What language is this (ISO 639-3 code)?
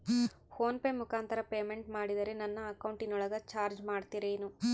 kan